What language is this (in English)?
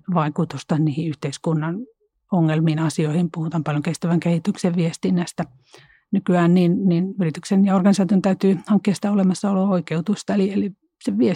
Finnish